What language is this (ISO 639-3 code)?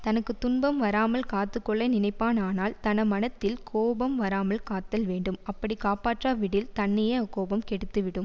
tam